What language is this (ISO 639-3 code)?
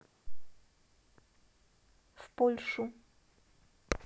rus